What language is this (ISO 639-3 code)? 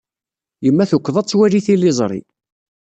kab